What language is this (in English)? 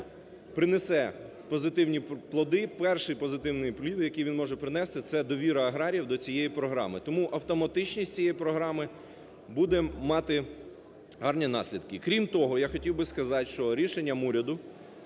Ukrainian